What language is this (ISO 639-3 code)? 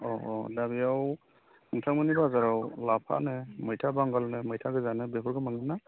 brx